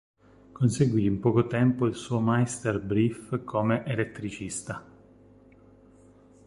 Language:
Italian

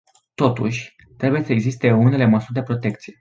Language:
Romanian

